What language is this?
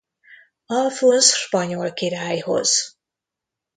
Hungarian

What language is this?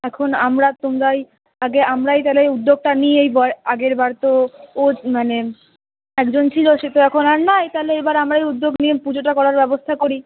Bangla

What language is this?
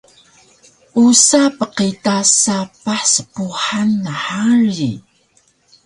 Taroko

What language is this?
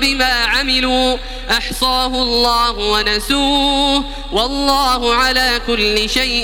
Arabic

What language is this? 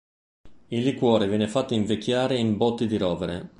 Italian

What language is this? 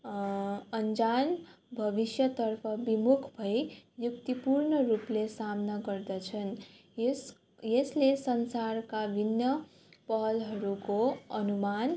Nepali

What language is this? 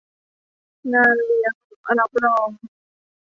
Thai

